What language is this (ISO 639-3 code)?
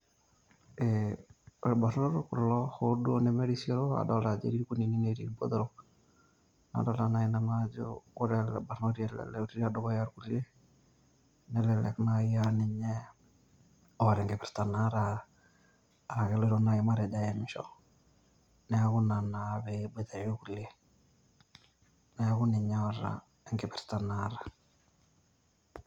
mas